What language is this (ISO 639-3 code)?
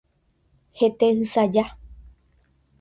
grn